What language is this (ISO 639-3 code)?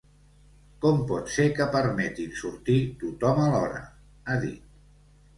cat